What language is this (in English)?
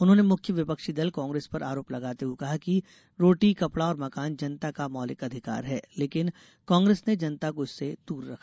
Hindi